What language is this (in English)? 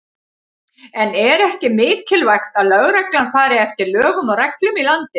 Icelandic